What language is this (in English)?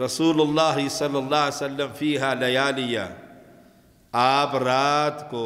Arabic